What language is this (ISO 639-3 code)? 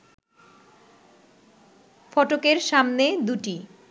ben